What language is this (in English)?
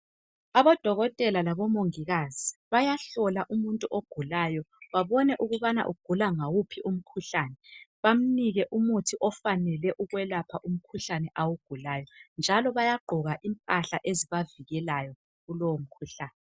North Ndebele